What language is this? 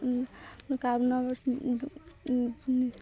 Assamese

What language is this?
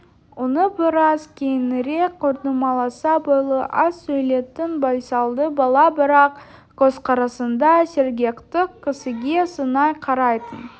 Kazakh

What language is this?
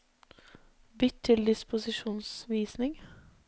Norwegian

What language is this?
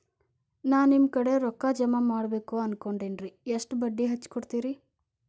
Kannada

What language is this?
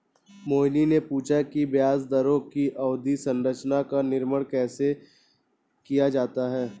Hindi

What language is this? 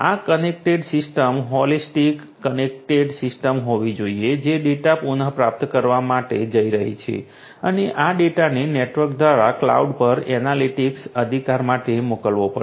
Gujarati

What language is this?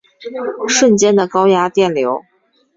Chinese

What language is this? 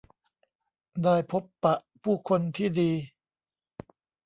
Thai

